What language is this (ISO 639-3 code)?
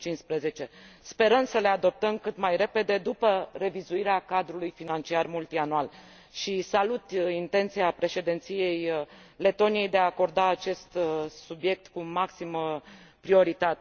ron